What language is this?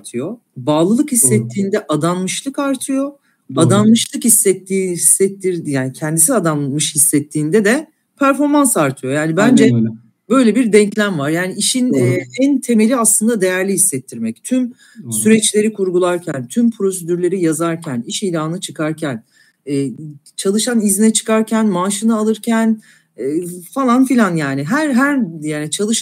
Turkish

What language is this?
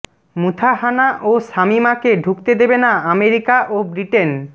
Bangla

